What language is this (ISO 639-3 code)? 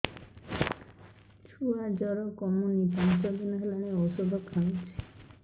ori